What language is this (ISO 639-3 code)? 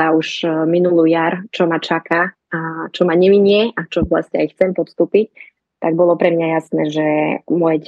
slk